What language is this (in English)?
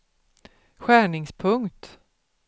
Swedish